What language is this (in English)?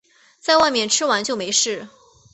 Chinese